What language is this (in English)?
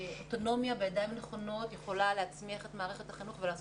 Hebrew